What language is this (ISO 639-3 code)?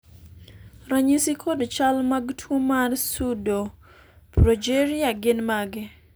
luo